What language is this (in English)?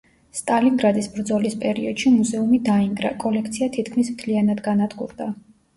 Georgian